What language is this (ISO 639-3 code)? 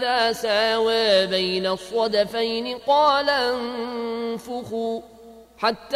ara